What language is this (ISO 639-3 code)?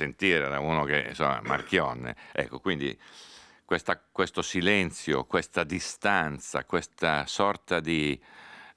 ita